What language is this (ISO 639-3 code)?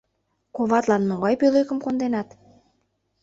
chm